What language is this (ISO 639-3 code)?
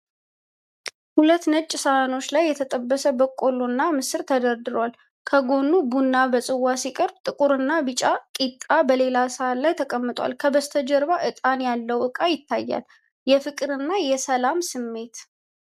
amh